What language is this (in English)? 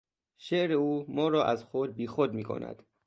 Persian